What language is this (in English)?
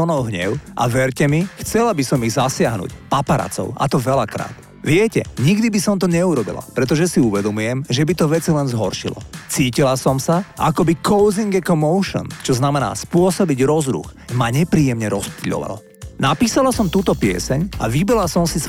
Slovak